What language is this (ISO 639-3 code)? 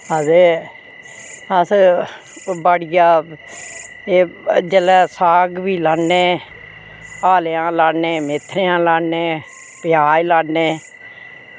doi